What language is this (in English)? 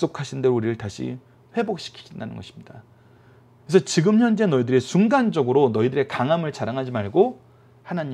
Korean